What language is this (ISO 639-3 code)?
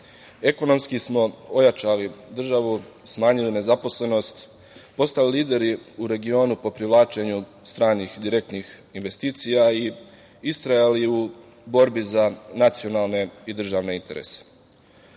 srp